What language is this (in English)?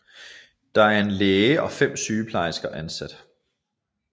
Danish